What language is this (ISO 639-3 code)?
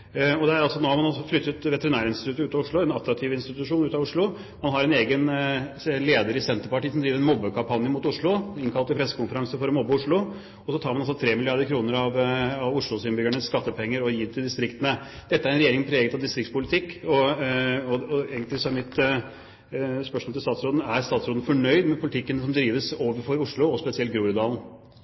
nob